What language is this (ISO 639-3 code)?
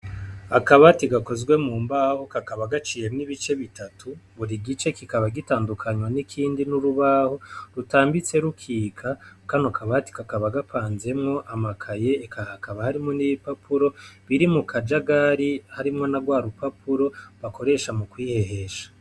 run